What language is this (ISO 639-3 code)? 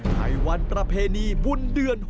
tha